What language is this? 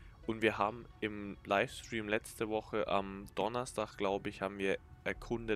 German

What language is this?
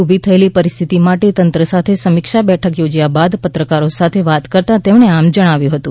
Gujarati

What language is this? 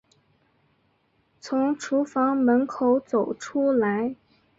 Chinese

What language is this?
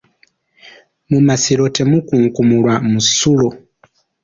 Ganda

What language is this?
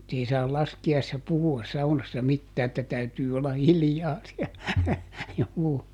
Finnish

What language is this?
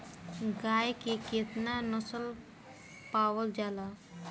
Bhojpuri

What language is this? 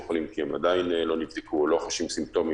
Hebrew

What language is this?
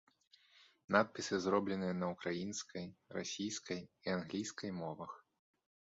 Belarusian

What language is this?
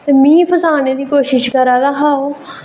Dogri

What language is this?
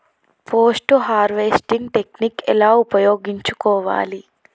Telugu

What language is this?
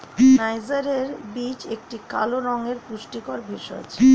Bangla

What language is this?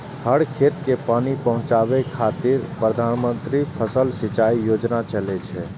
Maithili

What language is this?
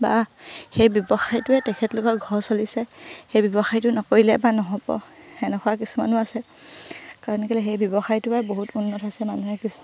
Assamese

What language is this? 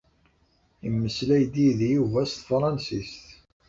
Kabyle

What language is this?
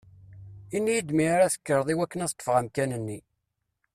Kabyle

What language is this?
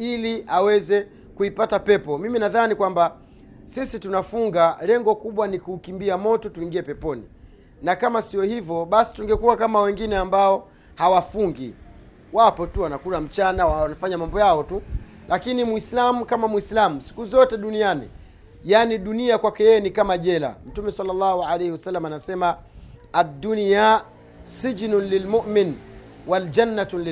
Swahili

